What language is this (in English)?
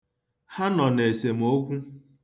Igbo